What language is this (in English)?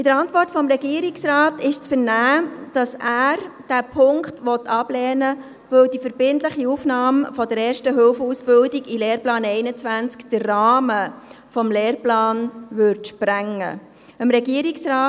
Swiss German